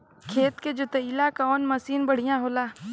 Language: Bhojpuri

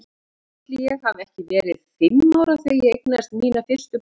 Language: Icelandic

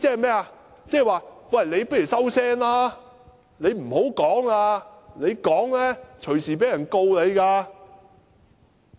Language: Cantonese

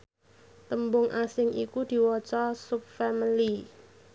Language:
Javanese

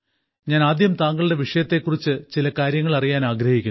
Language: Malayalam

